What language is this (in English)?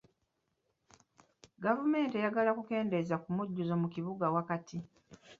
Ganda